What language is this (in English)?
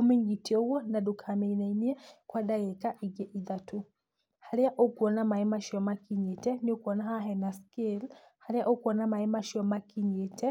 Kikuyu